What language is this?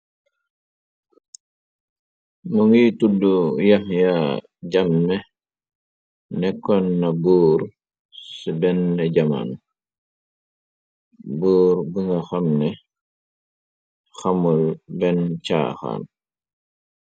Wolof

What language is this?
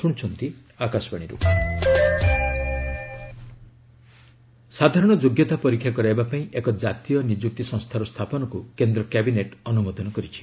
Odia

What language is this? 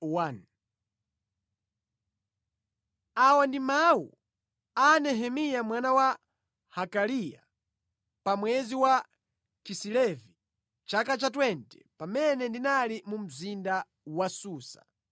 Nyanja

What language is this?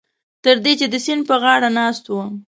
Pashto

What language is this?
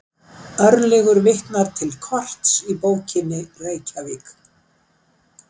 Icelandic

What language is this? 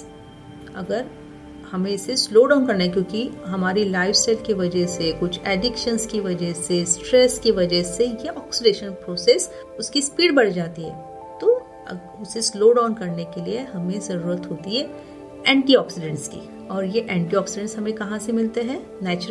Hindi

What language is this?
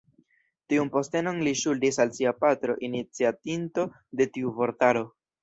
Esperanto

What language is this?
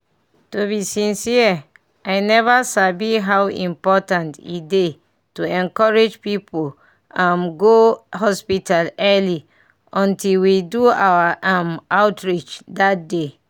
Nigerian Pidgin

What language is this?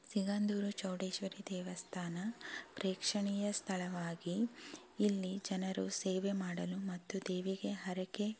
Kannada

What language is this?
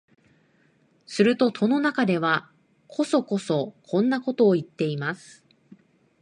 Japanese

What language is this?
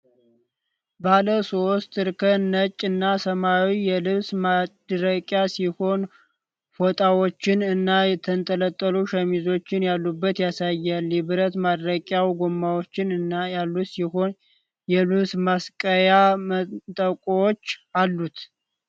Amharic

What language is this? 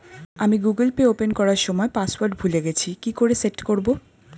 Bangla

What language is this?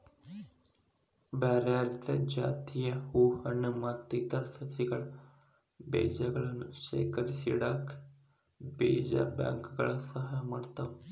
Kannada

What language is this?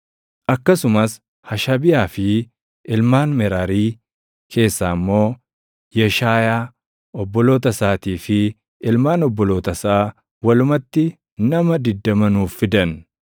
Oromo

